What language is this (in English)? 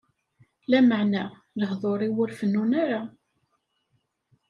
Kabyle